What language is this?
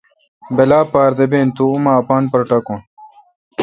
Kalkoti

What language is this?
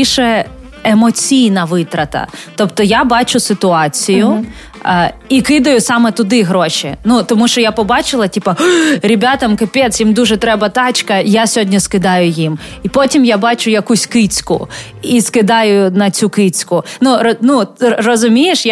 Ukrainian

